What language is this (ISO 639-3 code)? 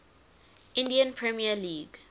eng